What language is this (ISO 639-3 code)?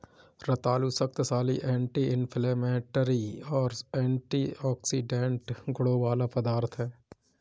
hin